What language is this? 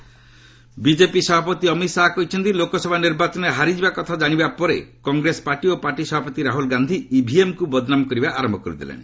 Odia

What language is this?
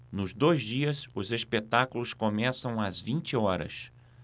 Portuguese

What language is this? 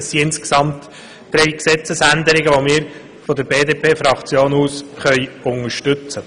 Swiss German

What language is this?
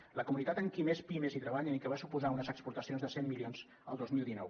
Catalan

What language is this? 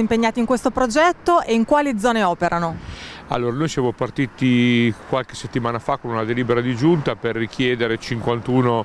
Italian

